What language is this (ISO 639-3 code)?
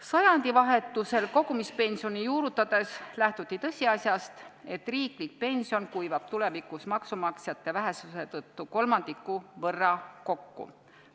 est